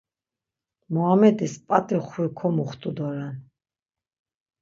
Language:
Laz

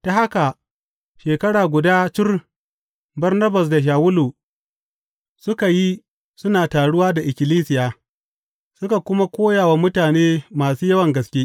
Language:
Hausa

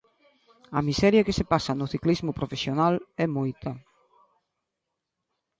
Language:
Galician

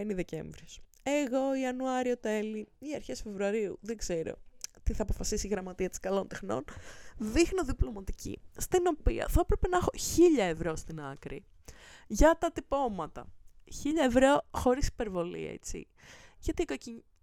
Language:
Greek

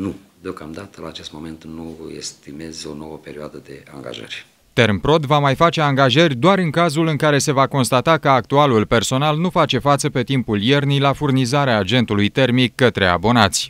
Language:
Romanian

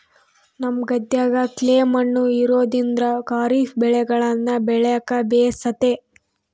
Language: Kannada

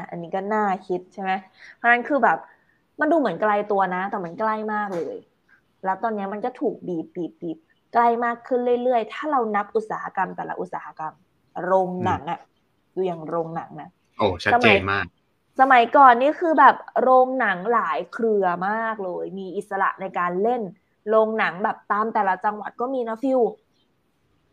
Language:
Thai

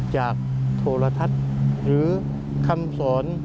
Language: Thai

